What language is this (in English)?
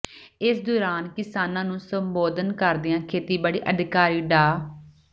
Punjabi